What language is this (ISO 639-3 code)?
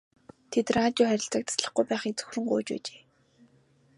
mon